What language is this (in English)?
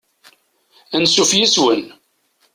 Kabyle